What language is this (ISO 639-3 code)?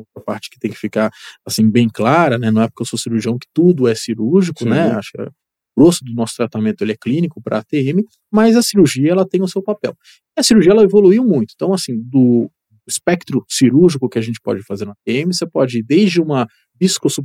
por